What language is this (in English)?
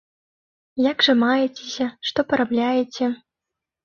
Belarusian